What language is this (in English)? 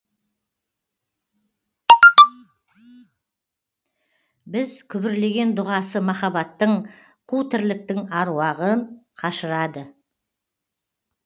Kazakh